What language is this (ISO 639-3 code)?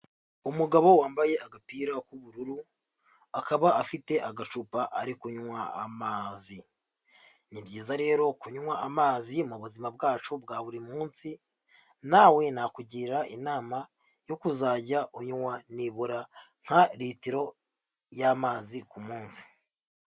kin